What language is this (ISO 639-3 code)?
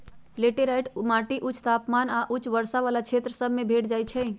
mag